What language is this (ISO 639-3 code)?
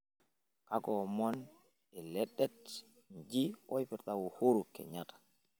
mas